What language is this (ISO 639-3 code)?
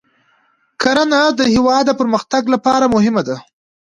pus